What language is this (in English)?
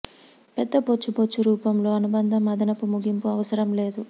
Telugu